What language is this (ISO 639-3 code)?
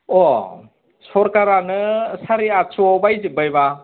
brx